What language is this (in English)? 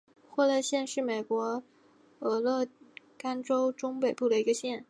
Chinese